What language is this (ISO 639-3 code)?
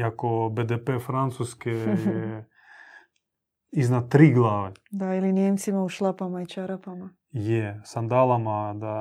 hrv